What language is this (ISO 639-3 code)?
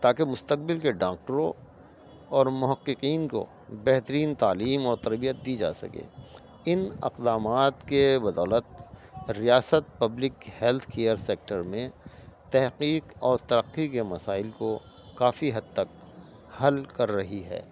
urd